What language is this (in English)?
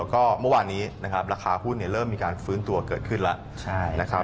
Thai